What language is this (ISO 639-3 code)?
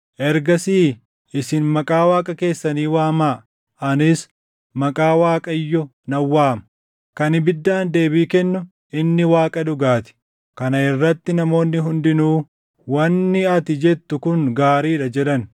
orm